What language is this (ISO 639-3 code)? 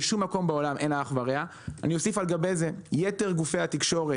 heb